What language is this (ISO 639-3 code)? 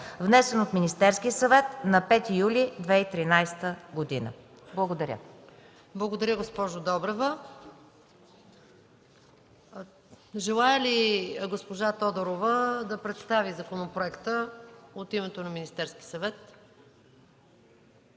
bul